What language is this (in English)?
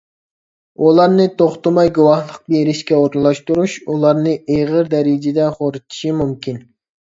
Uyghur